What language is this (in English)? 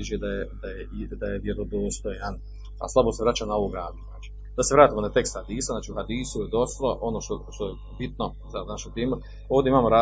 Croatian